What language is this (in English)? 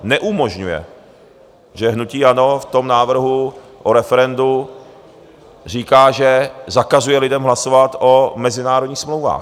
Czech